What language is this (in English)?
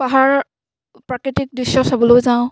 Assamese